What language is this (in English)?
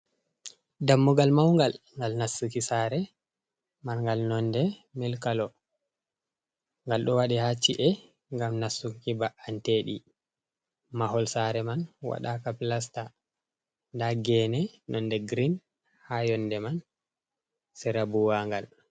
Fula